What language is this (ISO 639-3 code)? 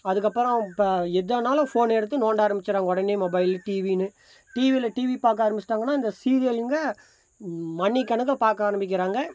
tam